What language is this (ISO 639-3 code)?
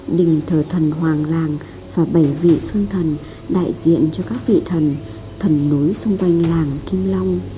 vie